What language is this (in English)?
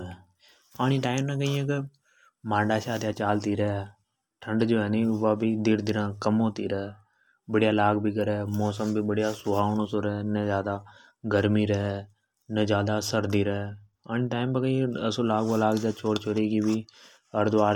Hadothi